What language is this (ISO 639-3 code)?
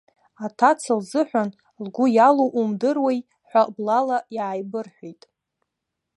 abk